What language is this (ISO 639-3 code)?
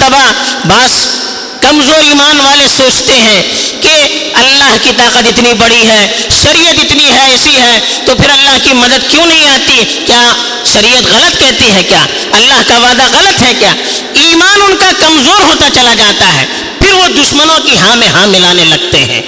urd